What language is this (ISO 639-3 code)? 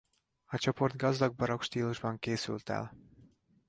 hun